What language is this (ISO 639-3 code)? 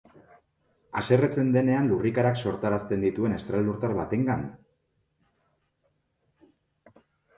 eus